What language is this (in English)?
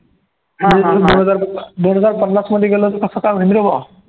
Marathi